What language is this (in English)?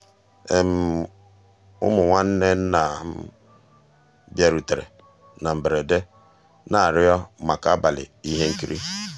Igbo